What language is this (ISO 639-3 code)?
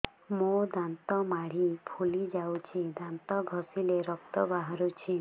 ori